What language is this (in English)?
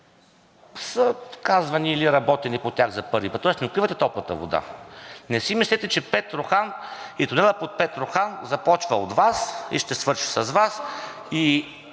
Bulgarian